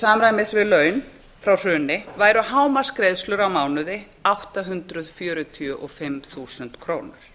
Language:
Icelandic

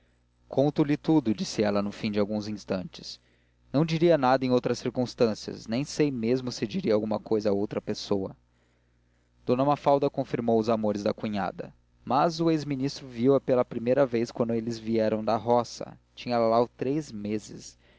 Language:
Portuguese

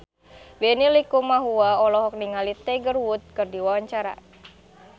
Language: Sundanese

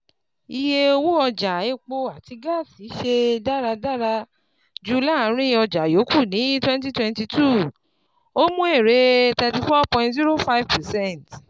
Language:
Yoruba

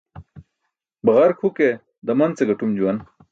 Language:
Burushaski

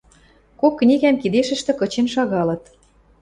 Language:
Western Mari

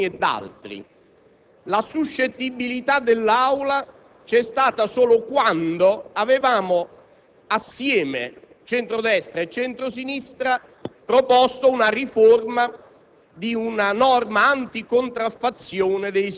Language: Italian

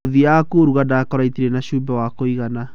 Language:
Kikuyu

